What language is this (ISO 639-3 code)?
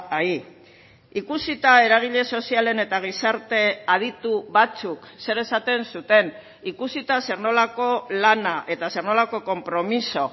eus